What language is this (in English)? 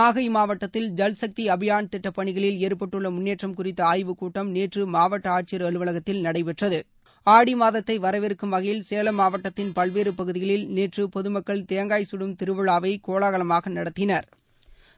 Tamil